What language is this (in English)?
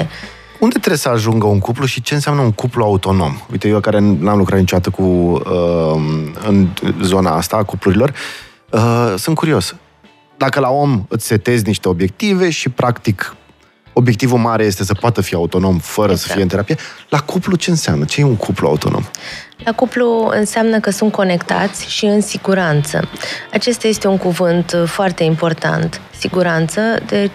Romanian